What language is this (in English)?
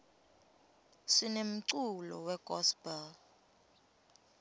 Swati